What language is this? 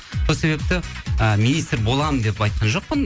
Kazakh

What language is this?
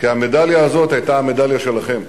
Hebrew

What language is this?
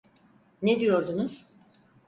Turkish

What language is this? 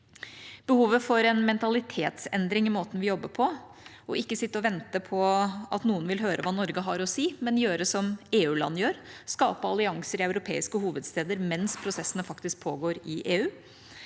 Norwegian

